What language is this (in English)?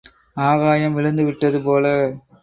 Tamil